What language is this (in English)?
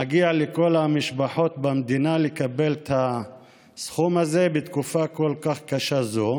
Hebrew